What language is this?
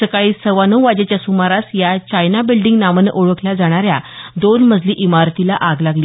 Marathi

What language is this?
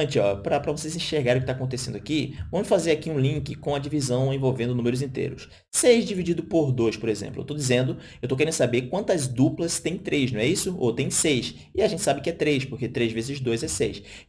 Portuguese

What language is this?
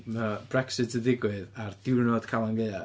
Welsh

